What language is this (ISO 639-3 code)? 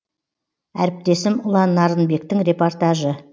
kaz